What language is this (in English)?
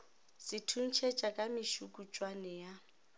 Northern Sotho